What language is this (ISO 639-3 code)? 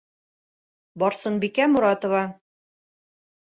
bak